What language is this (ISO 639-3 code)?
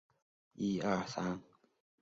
zho